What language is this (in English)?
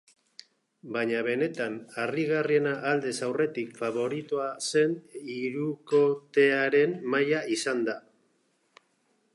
Basque